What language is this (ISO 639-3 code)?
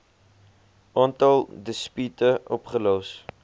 afr